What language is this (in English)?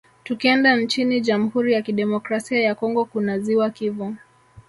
Swahili